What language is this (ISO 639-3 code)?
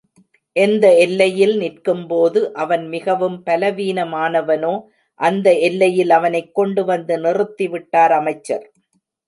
tam